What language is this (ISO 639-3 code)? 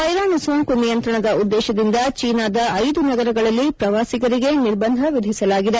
kan